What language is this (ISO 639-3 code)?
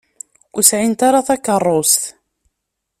kab